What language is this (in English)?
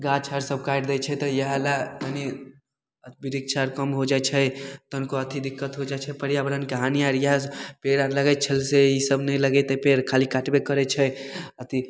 Maithili